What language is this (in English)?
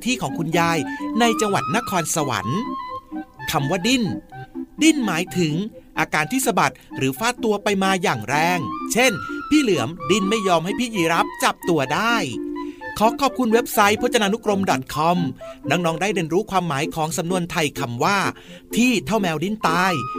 Thai